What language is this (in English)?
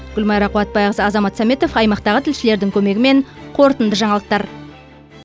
Kazakh